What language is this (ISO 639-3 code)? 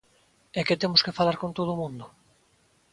glg